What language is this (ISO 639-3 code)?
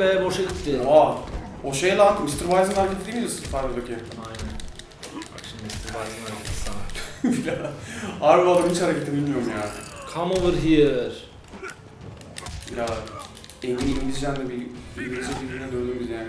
tur